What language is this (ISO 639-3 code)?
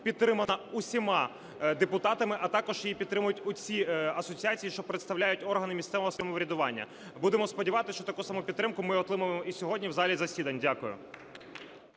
ukr